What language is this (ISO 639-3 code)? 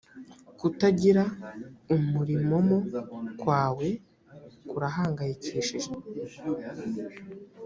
kin